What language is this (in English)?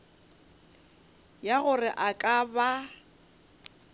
Northern Sotho